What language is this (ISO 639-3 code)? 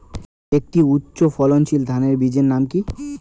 ben